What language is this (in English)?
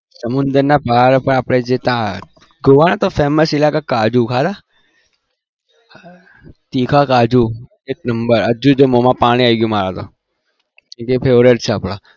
Gujarati